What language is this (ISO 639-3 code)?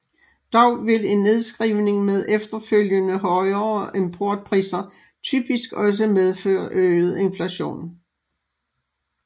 dan